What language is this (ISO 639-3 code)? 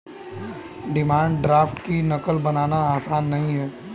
hin